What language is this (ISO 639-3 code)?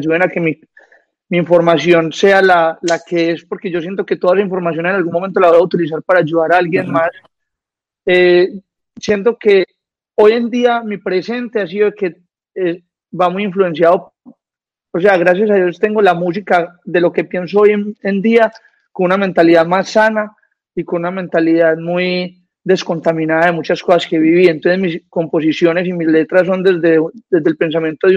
spa